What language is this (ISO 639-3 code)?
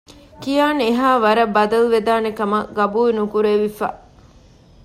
div